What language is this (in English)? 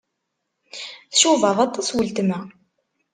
Kabyle